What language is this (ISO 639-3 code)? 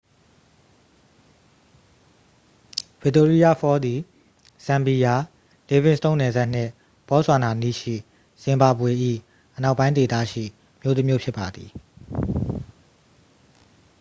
mya